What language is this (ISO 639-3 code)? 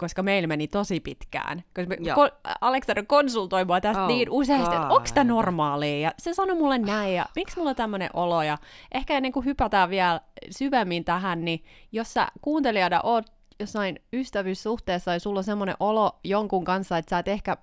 fin